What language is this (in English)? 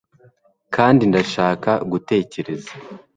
Kinyarwanda